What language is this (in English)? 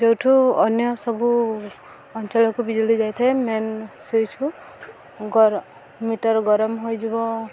Odia